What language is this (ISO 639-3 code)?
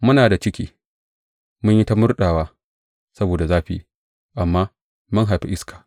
hau